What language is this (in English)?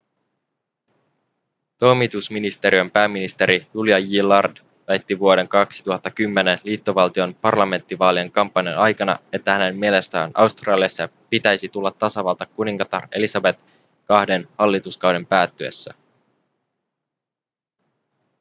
Finnish